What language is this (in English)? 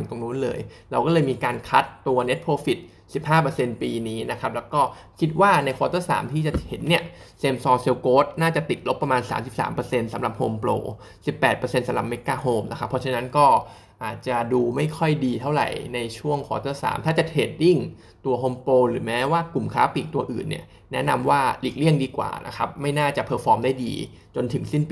Thai